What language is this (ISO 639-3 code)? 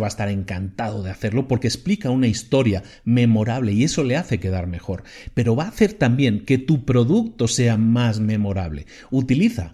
spa